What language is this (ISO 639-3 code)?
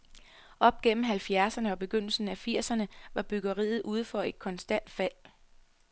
dan